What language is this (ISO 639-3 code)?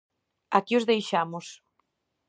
glg